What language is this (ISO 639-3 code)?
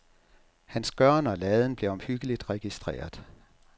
dan